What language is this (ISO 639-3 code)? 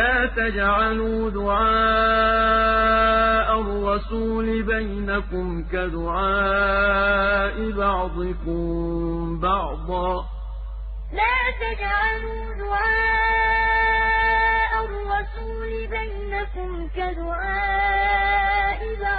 ara